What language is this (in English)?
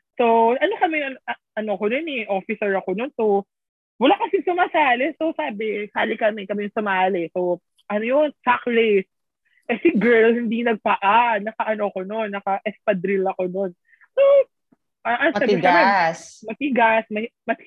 Filipino